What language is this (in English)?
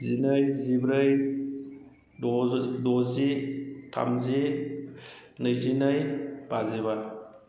Bodo